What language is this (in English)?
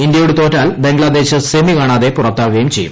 Malayalam